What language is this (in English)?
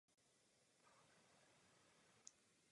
Czech